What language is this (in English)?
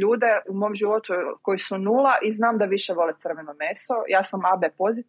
Croatian